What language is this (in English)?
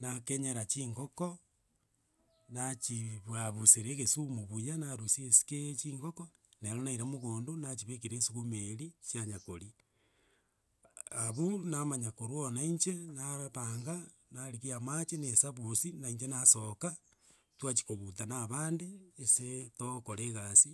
Gusii